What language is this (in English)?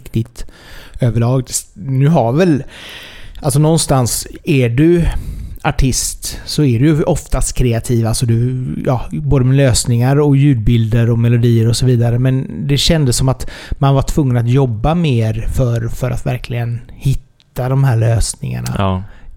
Swedish